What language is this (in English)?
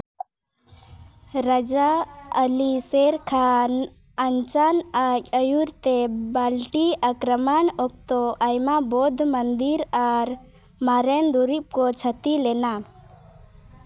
Santali